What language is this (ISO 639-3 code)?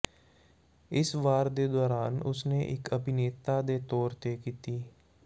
pan